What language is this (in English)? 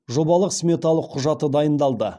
Kazakh